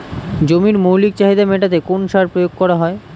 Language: Bangla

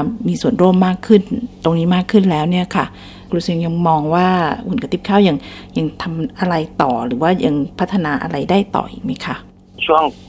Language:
Thai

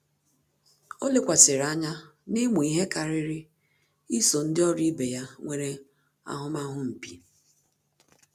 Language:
Igbo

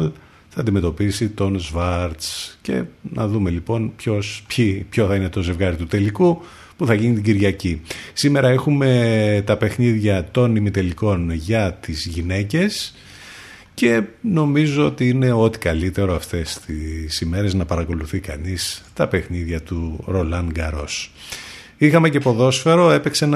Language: Greek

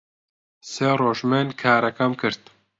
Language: Central Kurdish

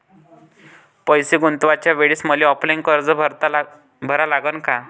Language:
Marathi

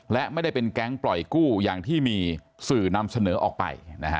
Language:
Thai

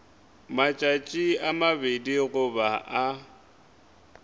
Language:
Northern Sotho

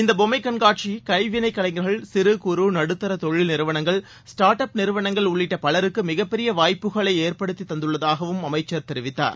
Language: Tamil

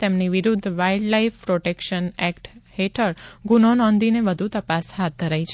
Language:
Gujarati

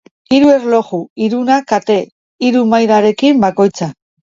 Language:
Basque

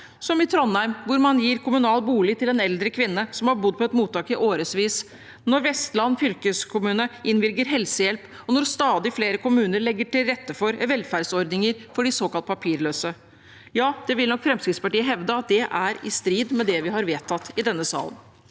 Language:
Norwegian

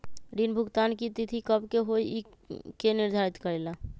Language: Magahi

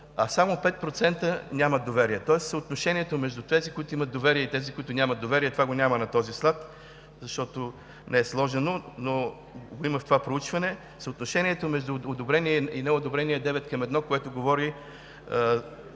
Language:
Bulgarian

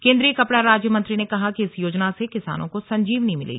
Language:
Hindi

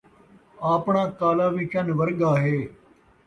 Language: Saraiki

